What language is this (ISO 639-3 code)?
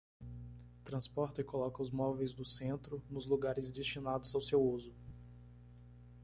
por